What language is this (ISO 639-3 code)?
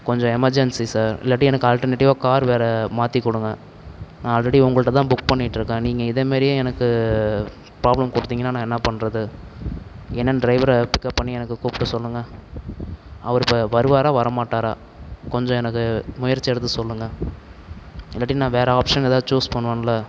tam